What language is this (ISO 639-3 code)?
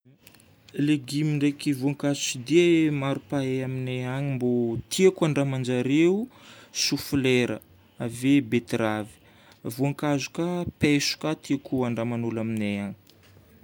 bmm